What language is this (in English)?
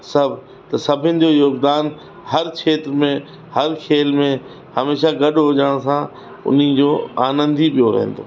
Sindhi